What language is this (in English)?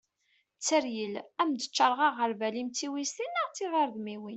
Kabyle